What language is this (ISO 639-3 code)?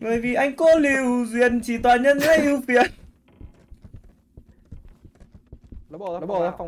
vie